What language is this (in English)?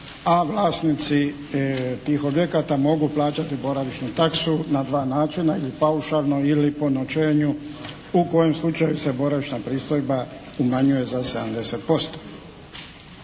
Croatian